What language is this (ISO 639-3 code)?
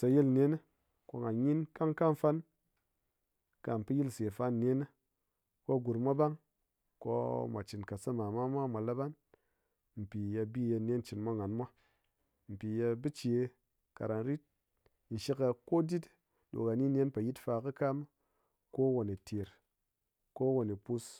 anc